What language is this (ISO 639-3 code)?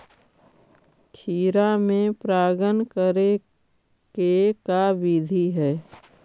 mag